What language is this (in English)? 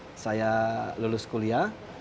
Indonesian